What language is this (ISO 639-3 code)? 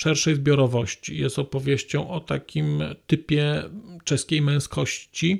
pol